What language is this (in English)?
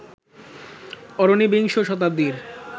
Bangla